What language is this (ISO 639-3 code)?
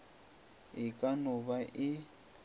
nso